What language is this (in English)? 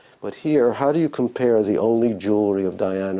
Indonesian